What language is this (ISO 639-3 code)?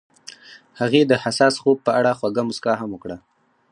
pus